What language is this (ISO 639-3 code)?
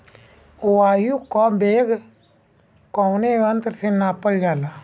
bho